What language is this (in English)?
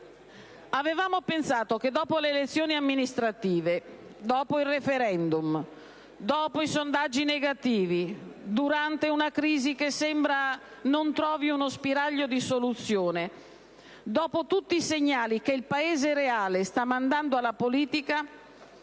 Italian